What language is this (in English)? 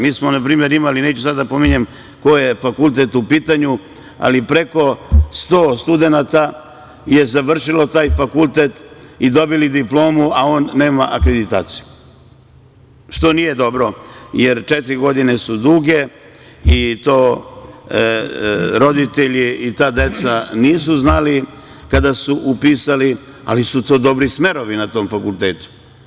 Serbian